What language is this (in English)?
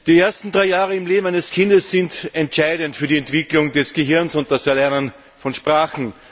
German